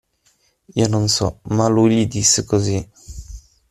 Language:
Italian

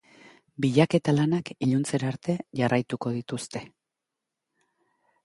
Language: Basque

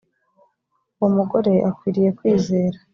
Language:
Kinyarwanda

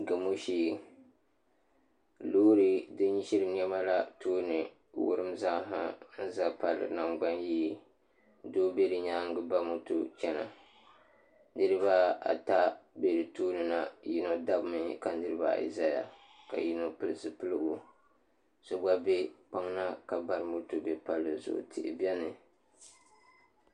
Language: Dagbani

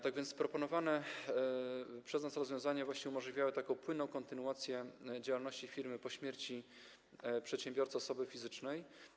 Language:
Polish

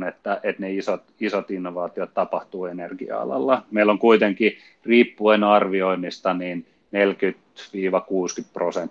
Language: Finnish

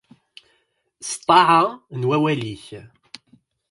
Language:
Kabyle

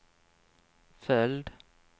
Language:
Swedish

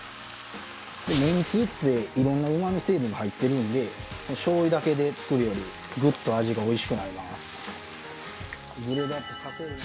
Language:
Japanese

